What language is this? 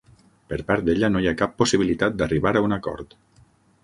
Catalan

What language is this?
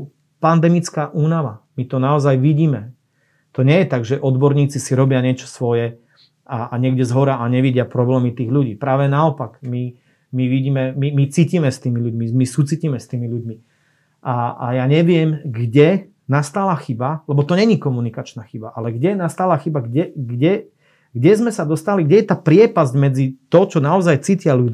Slovak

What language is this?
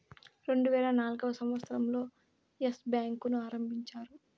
Telugu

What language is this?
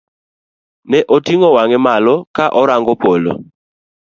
Luo (Kenya and Tanzania)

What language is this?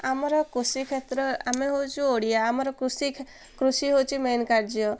Odia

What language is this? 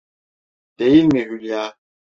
Turkish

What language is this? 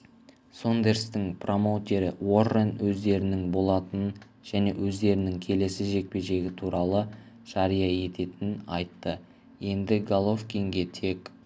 Kazakh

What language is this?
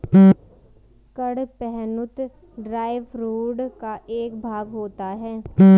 Hindi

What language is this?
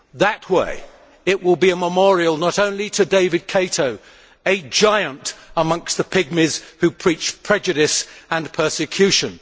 English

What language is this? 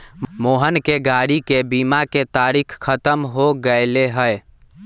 Magahi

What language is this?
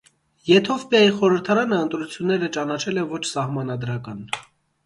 Armenian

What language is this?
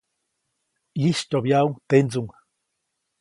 Copainalá Zoque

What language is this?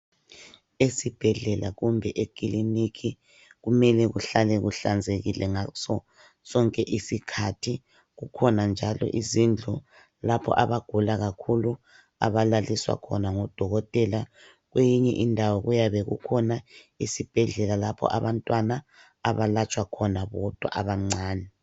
North Ndebele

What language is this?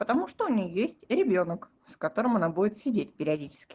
Russian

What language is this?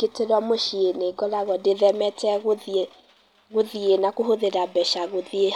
Kikuyu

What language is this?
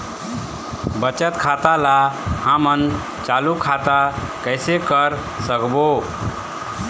Chhattisgarhi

